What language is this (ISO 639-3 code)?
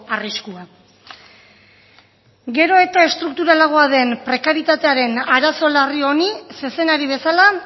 eus